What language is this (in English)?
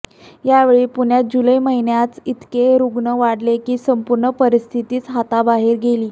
Marathi